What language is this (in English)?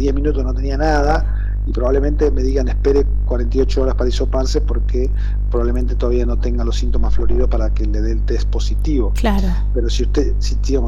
Spanish